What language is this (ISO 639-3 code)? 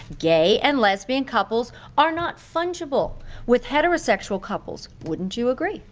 eng